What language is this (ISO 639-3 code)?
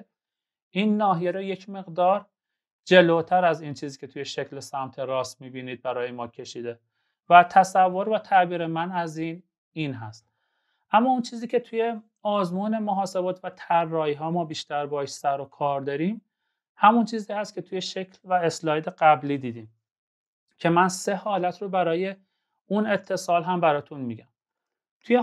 fas